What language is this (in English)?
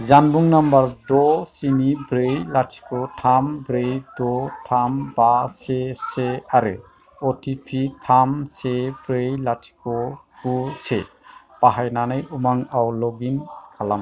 Bodo